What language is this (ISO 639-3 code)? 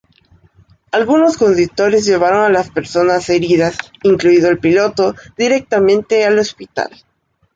spa